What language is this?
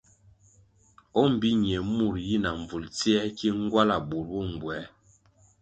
Kwasio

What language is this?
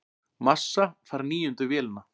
Icelandic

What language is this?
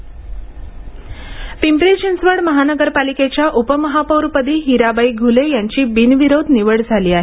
Marathi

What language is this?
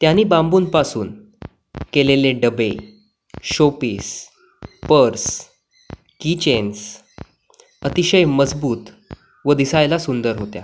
Marathi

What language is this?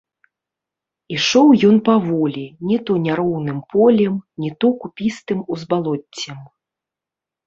Belarusian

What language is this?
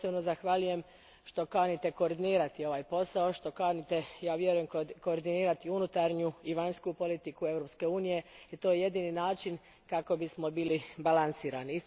Croatian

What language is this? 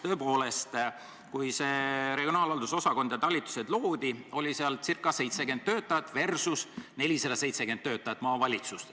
Estonian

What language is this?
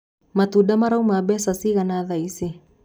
Kikuyu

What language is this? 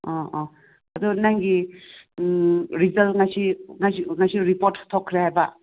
Manipuri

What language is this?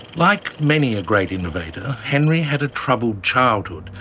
English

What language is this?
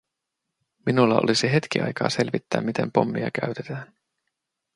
Finnish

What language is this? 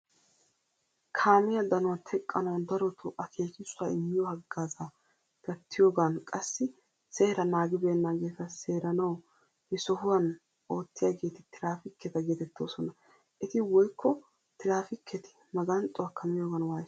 Wolaytta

